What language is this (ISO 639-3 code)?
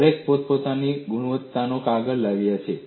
guj